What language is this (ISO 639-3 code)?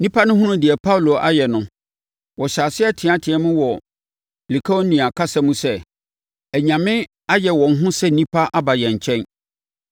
aka